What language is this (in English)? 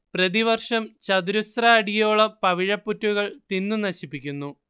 Malayalam